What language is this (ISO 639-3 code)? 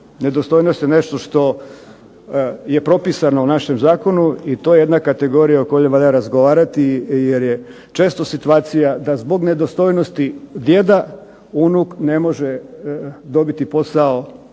hrv